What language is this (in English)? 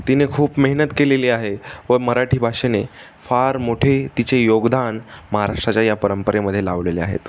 Marathi